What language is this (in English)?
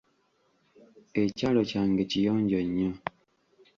Ganda